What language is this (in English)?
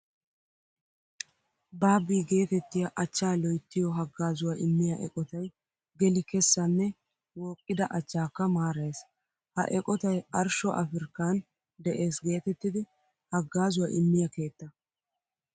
Wolaytta